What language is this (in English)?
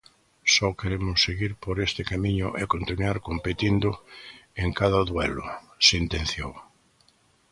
Galician